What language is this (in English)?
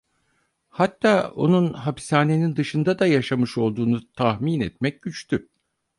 Turkish